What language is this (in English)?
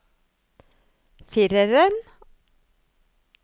Norwegian